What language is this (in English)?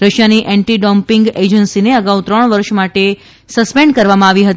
Gujarati